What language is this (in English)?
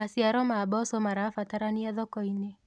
Kikuyu